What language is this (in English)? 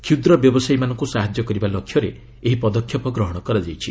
Odia